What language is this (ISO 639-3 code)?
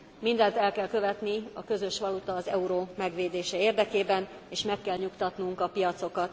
hun